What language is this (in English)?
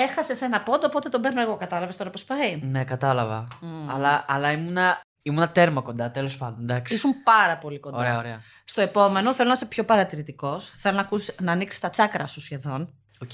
Greek